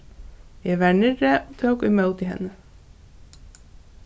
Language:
Faroese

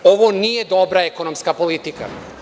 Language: Serbian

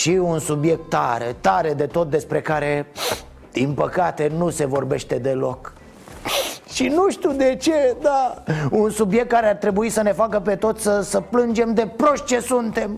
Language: Romanian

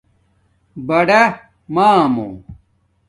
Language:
Domaaki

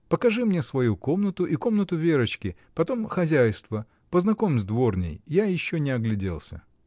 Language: Russian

